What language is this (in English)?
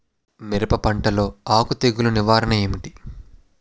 Telugu